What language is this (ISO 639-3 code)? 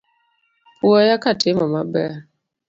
luo